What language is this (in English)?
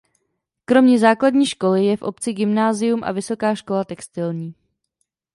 Czech